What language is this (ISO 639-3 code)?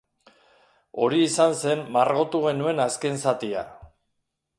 eus